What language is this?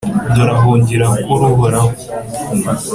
Kinyarwanda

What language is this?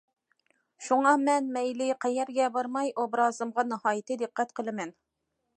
Uyghur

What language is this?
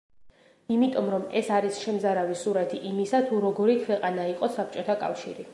Georgian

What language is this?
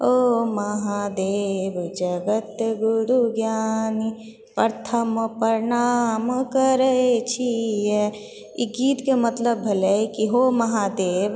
Maithili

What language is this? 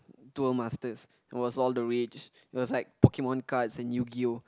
English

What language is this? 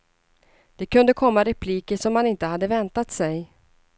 Swedish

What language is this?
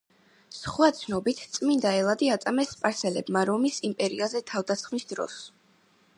Georgian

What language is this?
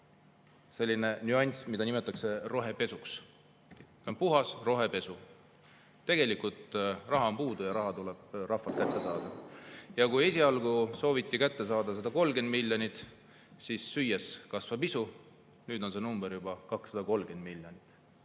Estonian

